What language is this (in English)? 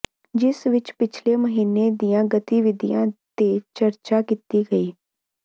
Punjabi